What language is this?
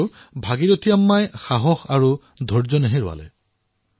Assamese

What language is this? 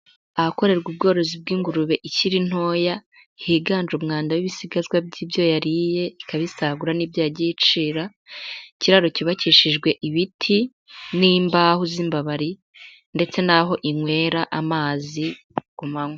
Kinyarwanda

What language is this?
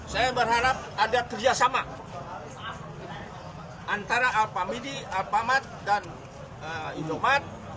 Indonesian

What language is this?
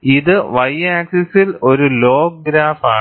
Malayalam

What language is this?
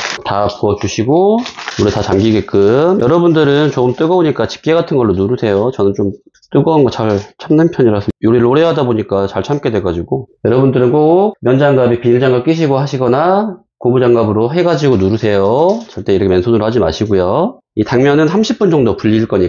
Korean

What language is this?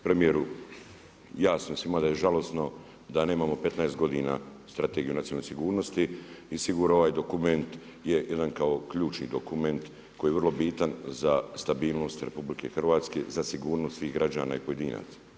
Croatian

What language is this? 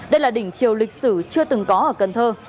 Vietnamese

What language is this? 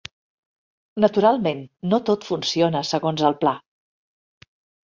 Catalan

